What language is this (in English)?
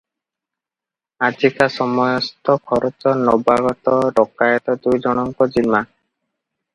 Odia